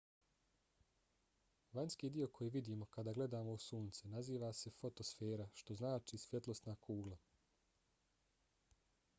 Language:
Bosnian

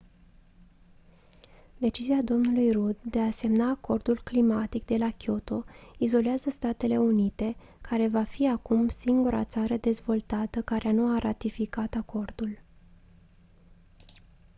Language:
Romanian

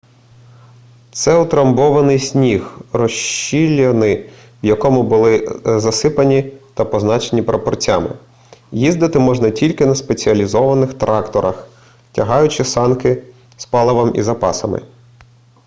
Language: Ukrainian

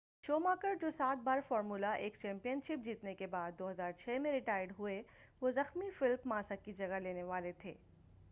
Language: Urdu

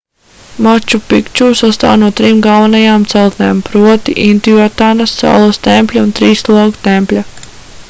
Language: Latvian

